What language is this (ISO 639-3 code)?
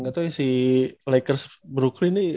ind